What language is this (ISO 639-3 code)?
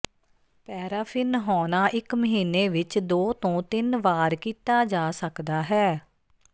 pan